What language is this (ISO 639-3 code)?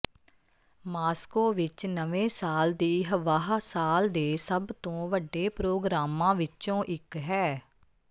pan